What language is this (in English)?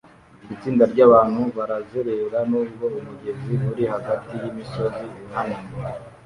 Kinyarwanda